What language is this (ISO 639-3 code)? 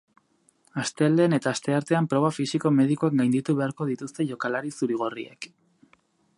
eus